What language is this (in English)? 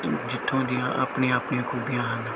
Punjabi